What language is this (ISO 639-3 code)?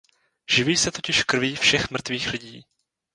ces